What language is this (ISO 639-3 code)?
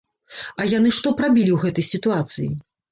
bel